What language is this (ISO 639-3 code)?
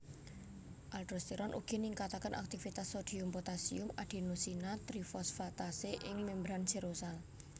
jav